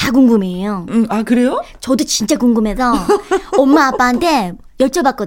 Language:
Korean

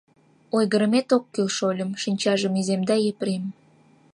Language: Mari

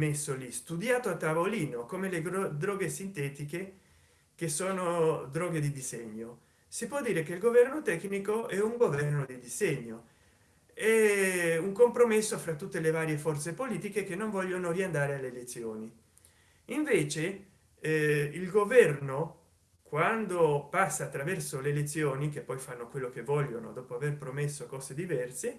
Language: Italian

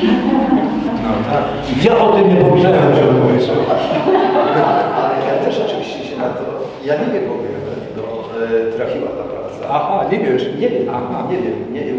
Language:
Polish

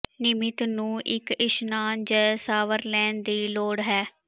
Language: Punjabi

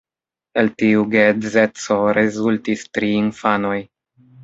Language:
Esperanto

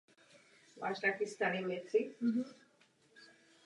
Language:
Czech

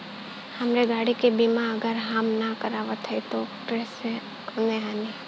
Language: Bhojpuri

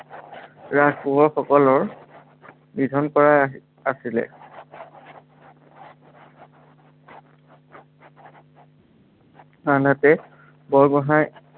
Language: Assamese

